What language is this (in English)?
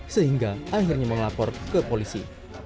Indonesian